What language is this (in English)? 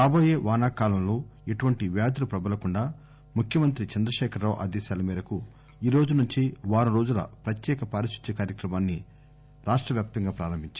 Telugu